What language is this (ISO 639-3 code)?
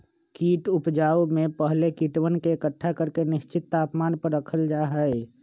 mag